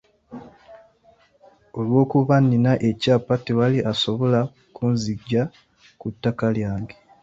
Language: Ganda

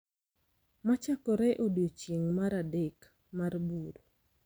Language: Luo (Kenya and Tanzania)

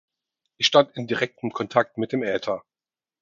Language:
German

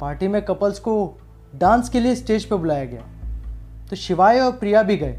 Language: Hindi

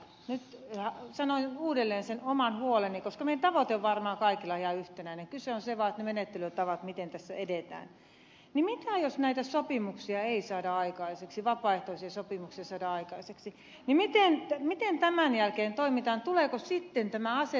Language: Finnish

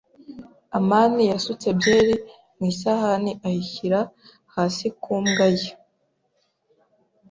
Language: Kinyarwanda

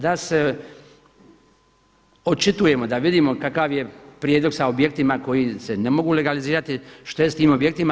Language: Croatian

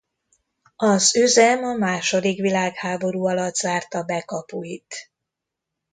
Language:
Hungarian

